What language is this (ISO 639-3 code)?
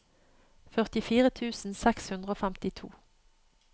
nor